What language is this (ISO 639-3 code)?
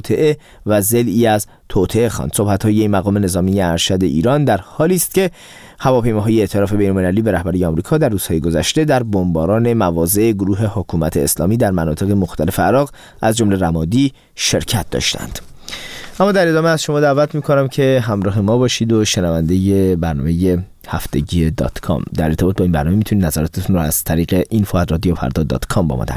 fas